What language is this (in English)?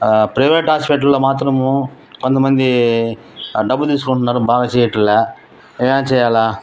Telugu